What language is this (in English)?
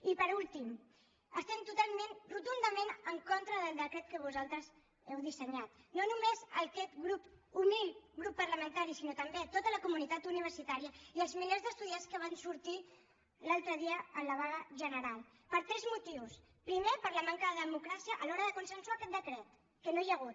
Catalan